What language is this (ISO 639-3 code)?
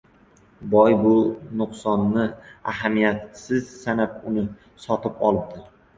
uzb